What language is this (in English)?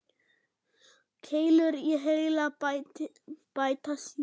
Icelandic